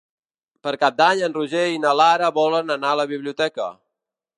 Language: Catalan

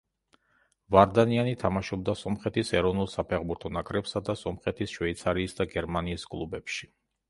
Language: Georgian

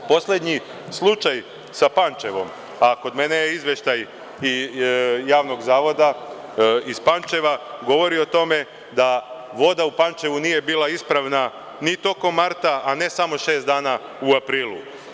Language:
Serbian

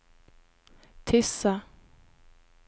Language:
Norwegian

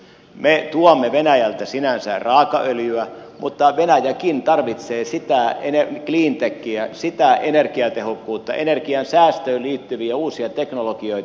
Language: Finnish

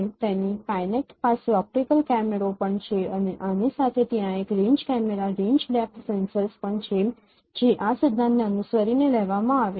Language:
Gujarati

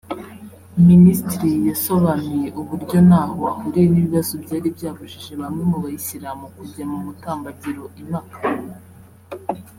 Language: Kinyarwanda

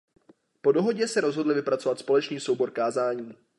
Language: Czech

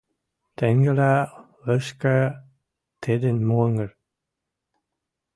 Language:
Western Mari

